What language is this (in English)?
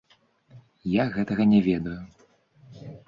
Belarusian